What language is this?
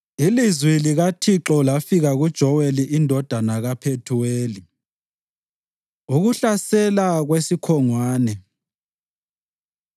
North Ndebele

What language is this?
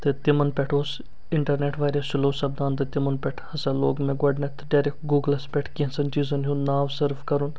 Kashmiri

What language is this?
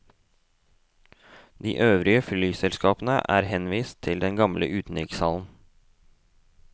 Norwegian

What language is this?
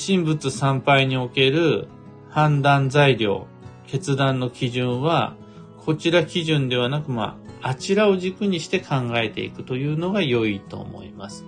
Japanese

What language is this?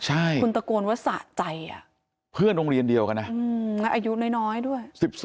Thai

